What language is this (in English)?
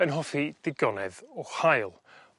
Welsh